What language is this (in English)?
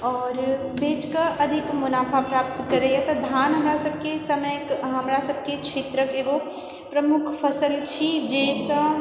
Maithili